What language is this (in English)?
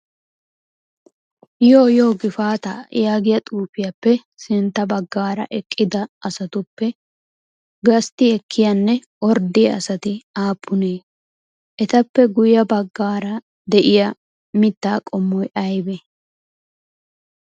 Wolaytta